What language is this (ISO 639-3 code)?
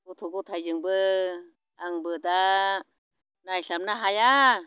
brx